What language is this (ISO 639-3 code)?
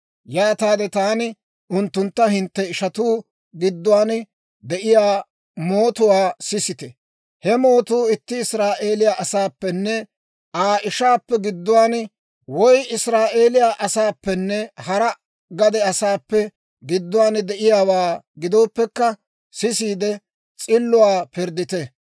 dwr